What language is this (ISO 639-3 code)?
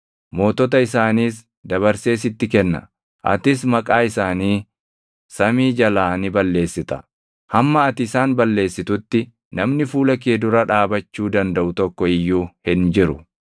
orm